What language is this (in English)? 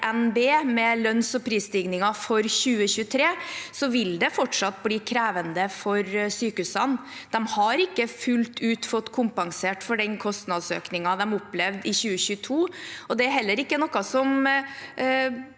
Norwegian